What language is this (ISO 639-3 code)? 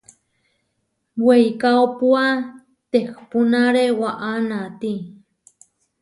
var